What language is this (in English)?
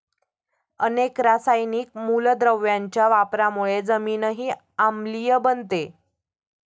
Marathi